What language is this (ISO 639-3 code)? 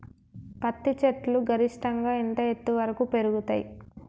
tel